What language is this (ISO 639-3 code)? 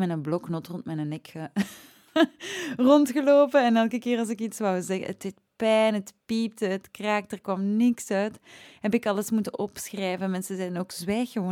nld